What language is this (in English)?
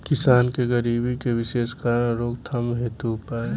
Bhojpuri